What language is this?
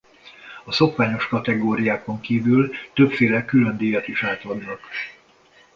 Hungarian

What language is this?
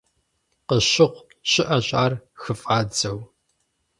Kabardian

